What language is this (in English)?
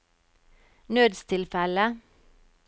Norwegian